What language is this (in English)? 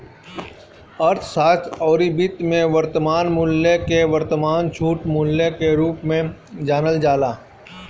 Bhojpuri